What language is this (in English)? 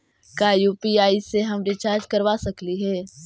Magahi